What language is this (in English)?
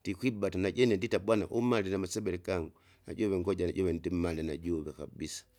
Kinga